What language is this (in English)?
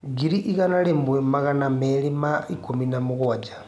Kikuyu